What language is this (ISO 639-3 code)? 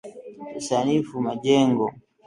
swa